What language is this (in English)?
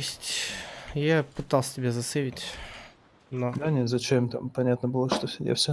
Russian